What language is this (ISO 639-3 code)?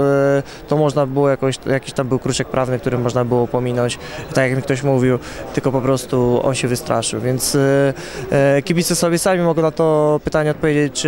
pol